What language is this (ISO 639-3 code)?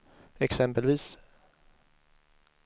swe